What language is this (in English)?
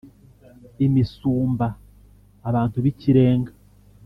Kinyarwanda